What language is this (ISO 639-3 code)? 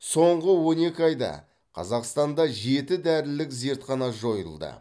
kaz